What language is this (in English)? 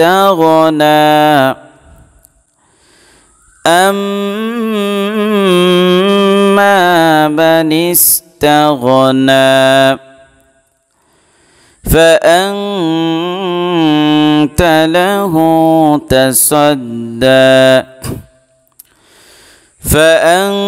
Bangla